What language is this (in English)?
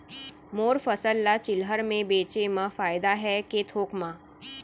Chhattisgarhi